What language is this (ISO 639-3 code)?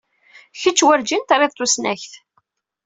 kab